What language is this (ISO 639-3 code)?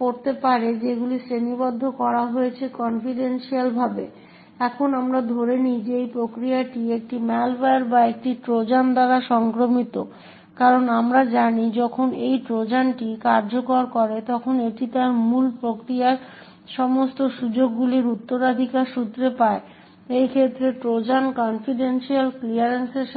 ben